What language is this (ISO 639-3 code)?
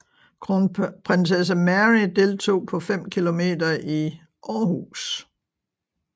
dan